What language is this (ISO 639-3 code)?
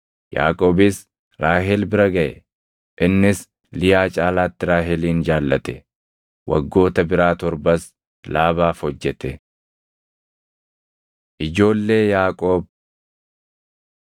orm